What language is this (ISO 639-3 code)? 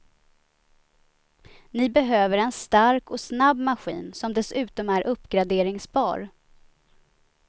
swe